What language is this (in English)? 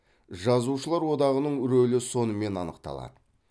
Kazakh